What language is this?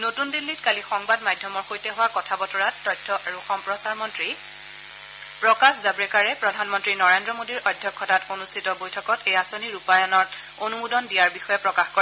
Assamese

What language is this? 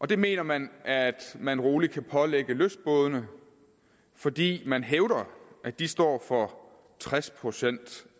Danish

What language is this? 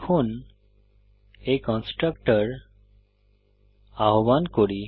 Bangla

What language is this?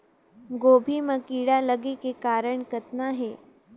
Chhattisgarhi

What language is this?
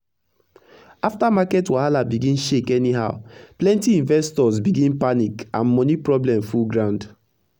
Nigerian Pidgin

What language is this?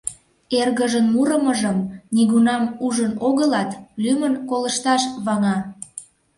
Mari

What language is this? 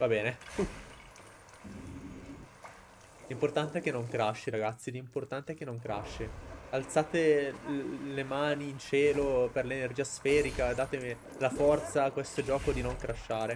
Italian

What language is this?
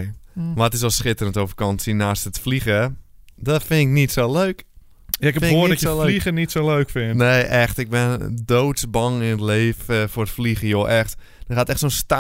Dutch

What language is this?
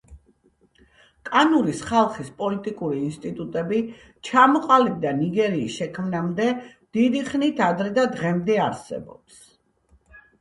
Georgian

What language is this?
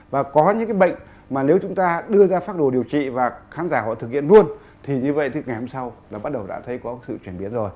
Vietnamese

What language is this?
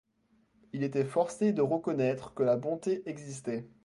French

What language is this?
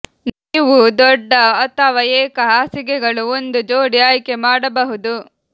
Kannada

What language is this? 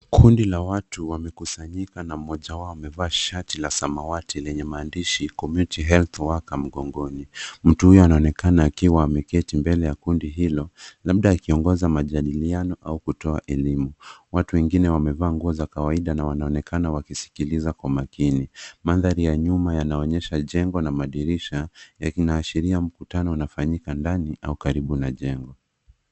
Swahili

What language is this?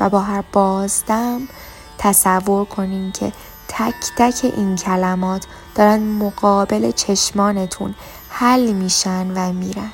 Persian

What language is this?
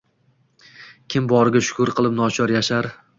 Uzbek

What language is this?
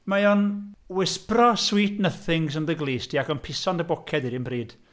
Welsh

